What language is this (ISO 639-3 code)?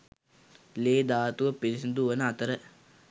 sin